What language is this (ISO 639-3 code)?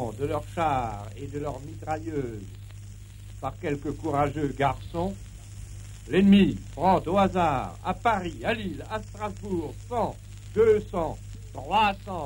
fra